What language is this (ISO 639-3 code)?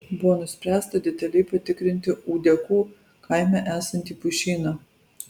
lit